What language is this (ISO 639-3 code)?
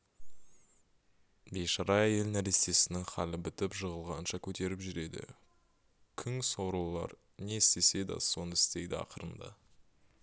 kaz